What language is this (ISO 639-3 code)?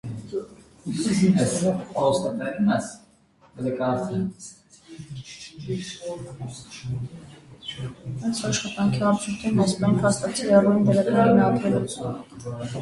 hye